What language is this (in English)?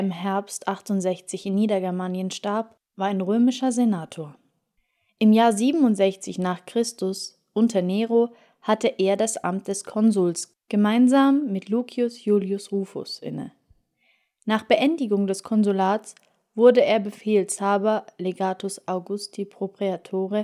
German